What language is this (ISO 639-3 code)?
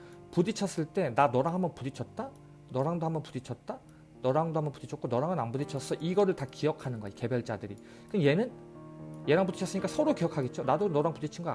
kor